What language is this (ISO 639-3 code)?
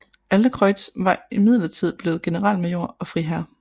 dan